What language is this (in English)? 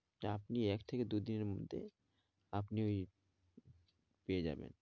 Bangla